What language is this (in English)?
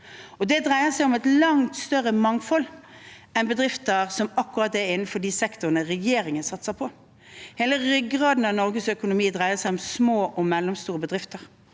Norwegian